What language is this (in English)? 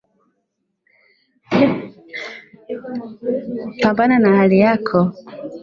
Swahili